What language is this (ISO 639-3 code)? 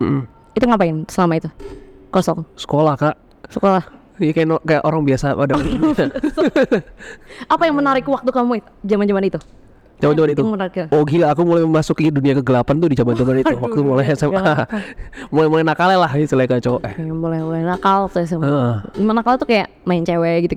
ind